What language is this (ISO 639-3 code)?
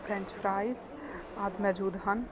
pan